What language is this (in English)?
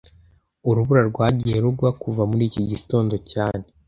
Kinyarwanda